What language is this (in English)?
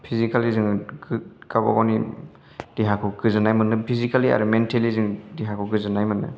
Bodo